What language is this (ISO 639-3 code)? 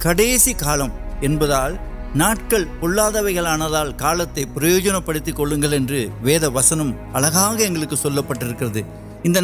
urd